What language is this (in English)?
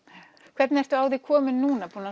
Icelandic